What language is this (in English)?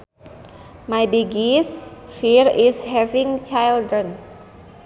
Sundanese